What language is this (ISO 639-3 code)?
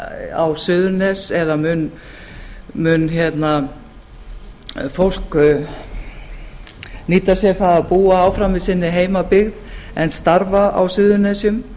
isl